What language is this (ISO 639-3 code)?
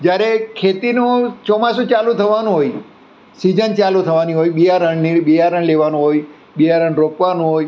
guj